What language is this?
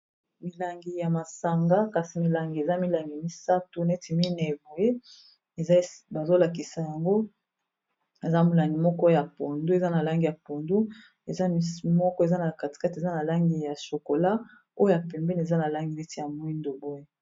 Lingala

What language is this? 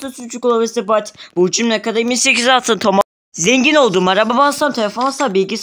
Turkish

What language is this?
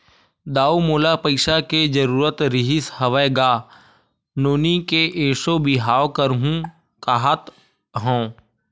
Chhattisgarhi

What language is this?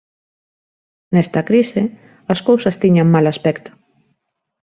Galician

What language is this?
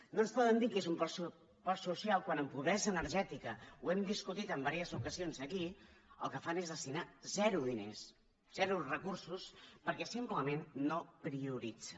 Catalan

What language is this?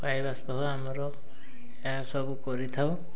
Odia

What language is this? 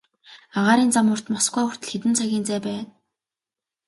Mongolian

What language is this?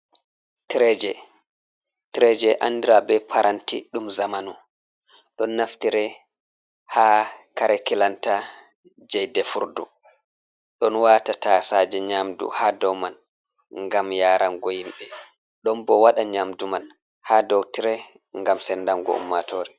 Fula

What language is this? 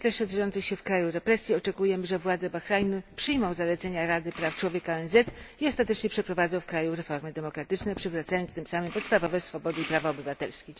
Polish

